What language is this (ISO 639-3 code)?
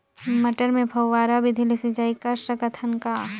hne